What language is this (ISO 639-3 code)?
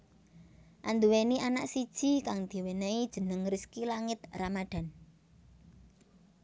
jav